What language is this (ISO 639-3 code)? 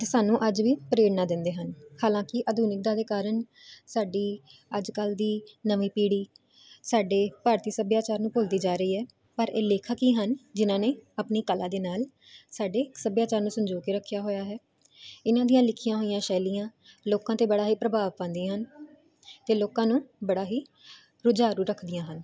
pan